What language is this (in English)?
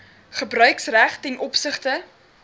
Afrikaans